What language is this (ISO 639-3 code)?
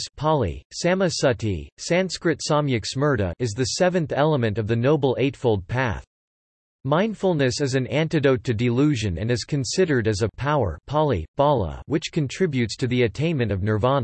eng